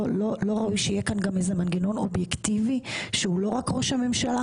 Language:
Hebrew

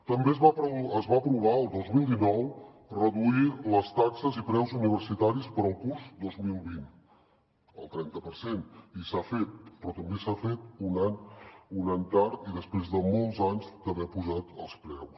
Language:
Catalan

